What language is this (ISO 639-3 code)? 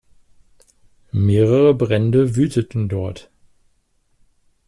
deu